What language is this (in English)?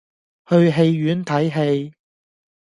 Cantonese